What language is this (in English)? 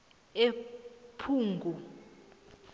South Ndebele